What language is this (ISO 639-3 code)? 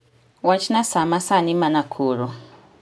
luo